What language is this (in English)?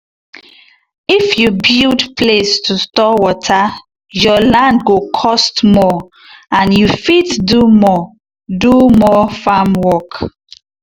Nigerian Pidgin